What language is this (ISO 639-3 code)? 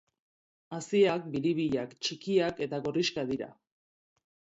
eus